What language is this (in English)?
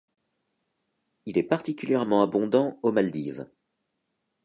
French